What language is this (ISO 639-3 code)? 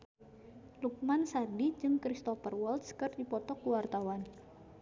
sun